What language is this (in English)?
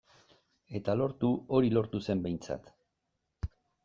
Basque